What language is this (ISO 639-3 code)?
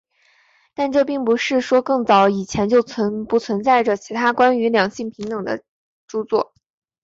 zho